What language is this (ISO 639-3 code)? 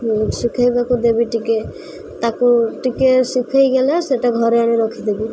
ori